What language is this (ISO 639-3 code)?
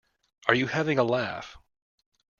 eng